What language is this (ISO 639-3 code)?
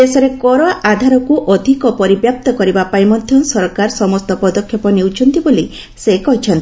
ori